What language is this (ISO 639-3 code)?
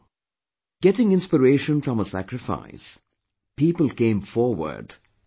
eng